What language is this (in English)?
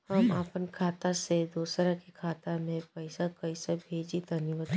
Bhojpuri